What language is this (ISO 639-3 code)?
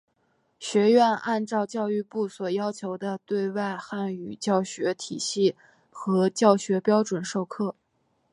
zho